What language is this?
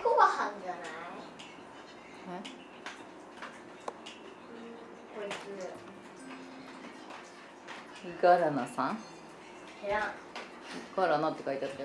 Japanese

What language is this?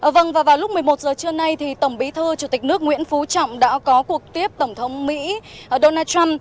Vietnamese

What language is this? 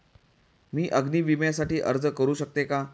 Marathi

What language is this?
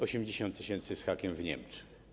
Polish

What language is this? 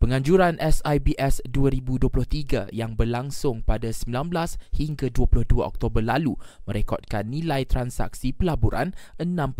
Malay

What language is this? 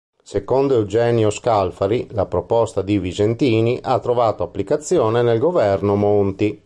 Italian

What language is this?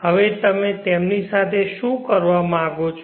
Gujarati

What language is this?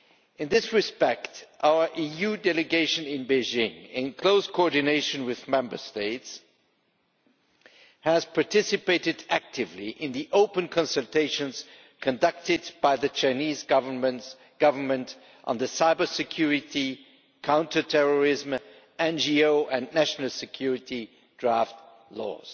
English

